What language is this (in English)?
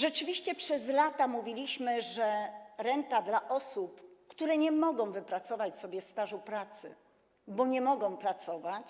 Polish